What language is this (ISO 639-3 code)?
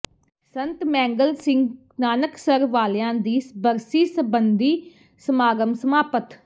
pan